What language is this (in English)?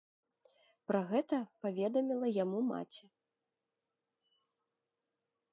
Belarusian